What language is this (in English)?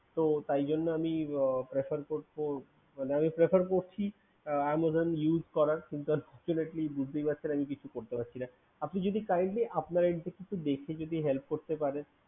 Bangla